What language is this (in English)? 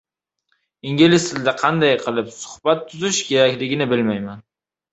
Uzbek